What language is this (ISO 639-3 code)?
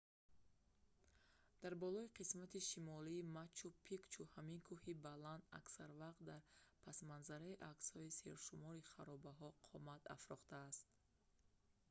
tgk